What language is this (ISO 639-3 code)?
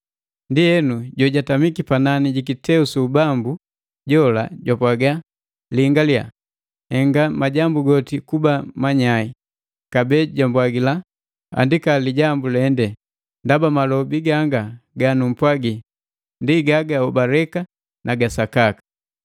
mgv